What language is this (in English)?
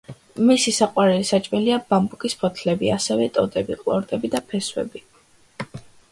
Georgian